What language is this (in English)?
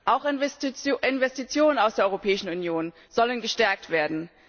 German